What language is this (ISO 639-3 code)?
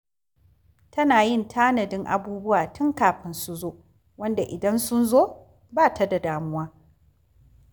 hau